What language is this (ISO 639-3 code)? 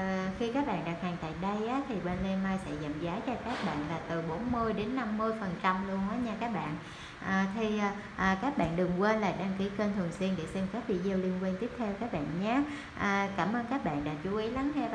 vie